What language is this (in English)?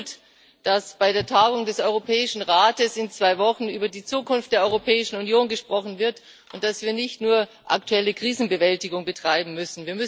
German